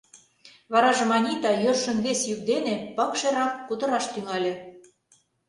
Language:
Mari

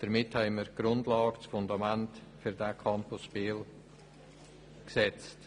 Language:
Swiss German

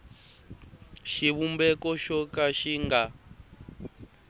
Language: Tsonga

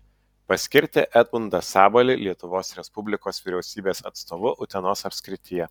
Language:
Lithuanian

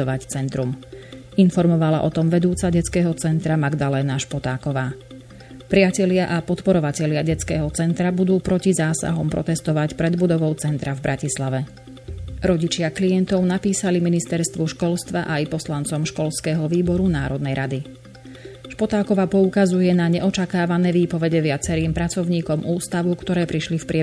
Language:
Slovak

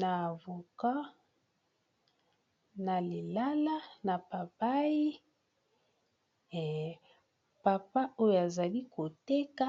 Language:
Lingala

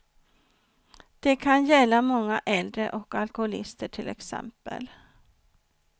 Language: Swedish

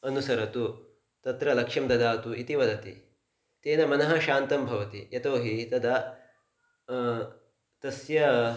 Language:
Sanskrit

